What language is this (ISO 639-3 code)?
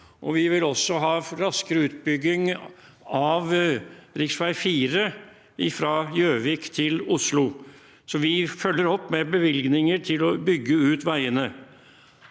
nor